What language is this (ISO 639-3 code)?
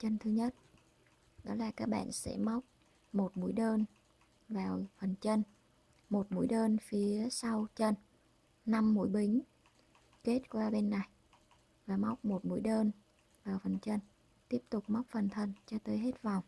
vie